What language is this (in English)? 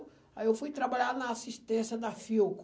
Portuguese